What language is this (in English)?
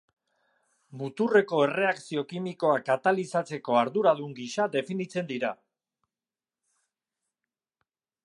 Basque